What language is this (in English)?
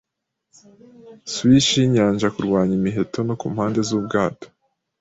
Kinyarwanda